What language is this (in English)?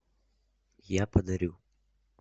Russian